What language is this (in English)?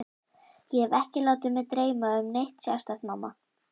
Icelandic